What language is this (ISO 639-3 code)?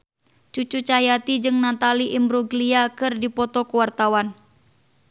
sun